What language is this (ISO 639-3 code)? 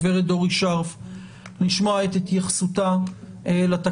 heb